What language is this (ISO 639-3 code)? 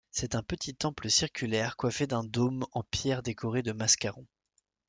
fra